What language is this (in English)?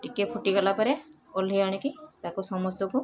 Odia